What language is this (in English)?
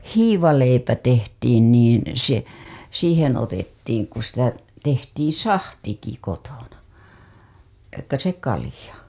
Finnish